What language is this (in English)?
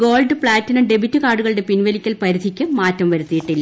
Malayalam